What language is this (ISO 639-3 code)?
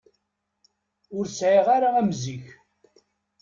kab